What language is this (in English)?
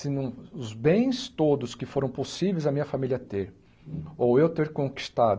Portuguese